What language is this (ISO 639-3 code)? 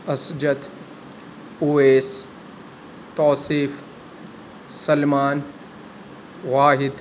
urd